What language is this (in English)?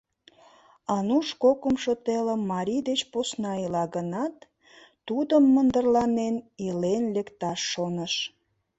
Mari